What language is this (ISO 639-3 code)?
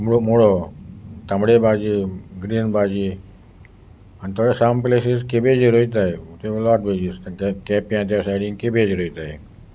kok